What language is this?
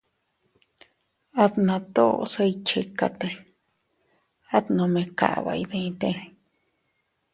Teutila Cuicatec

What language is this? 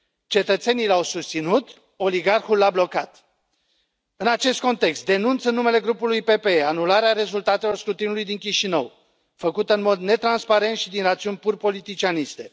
Romanian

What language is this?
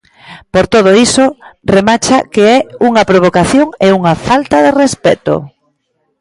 Galician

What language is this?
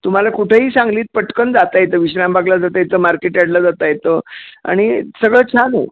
Marathi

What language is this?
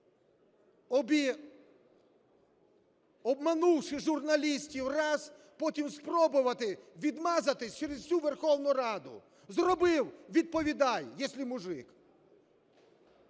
Ukrainian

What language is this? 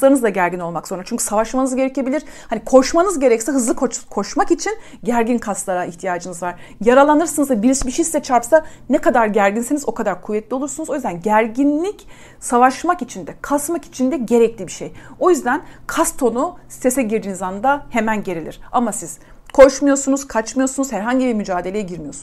Turkish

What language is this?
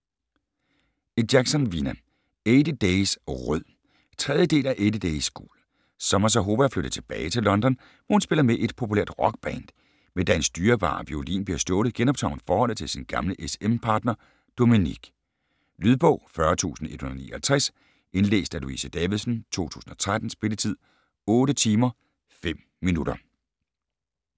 Danish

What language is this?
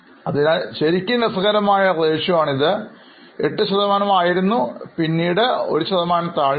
Malayalam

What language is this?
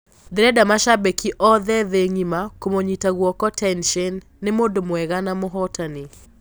Kikuyu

